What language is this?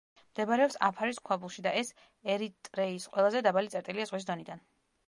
Georgian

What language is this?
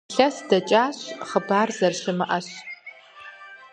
Kabardian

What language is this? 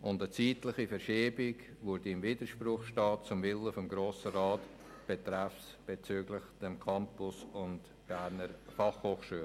Swiss German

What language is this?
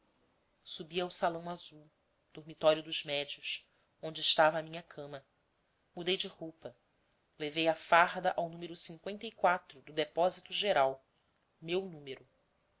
Portuguese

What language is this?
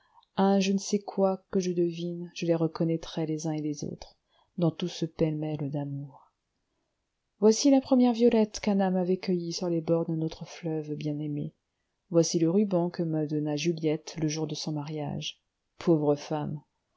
French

